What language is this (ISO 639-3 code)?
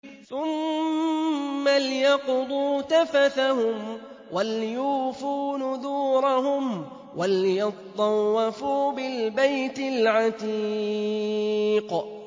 ara